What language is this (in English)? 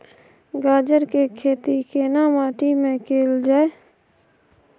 Maithili